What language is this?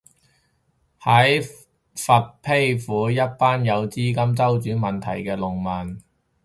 Cantonese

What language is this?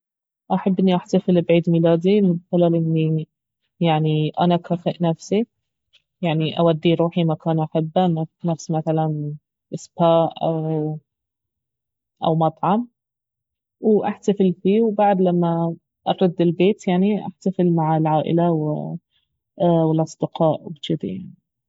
Baharna Arabic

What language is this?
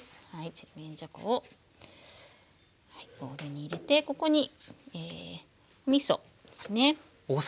Japanese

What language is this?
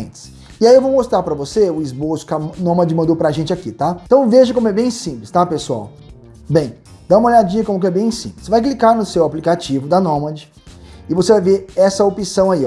Portuguese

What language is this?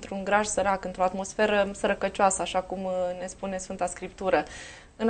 Romanian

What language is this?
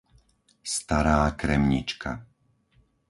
Slovak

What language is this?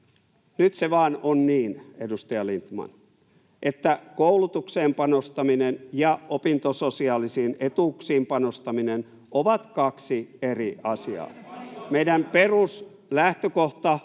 Finnish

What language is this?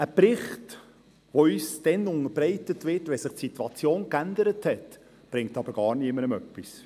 Swiss German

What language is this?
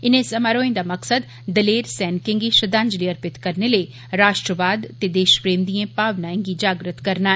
Dogri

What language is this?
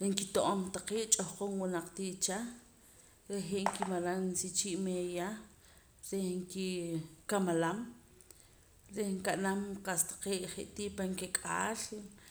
Poqomam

